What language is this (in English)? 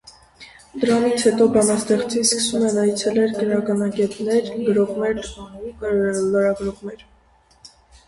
Armenian